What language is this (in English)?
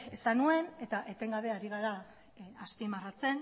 Basque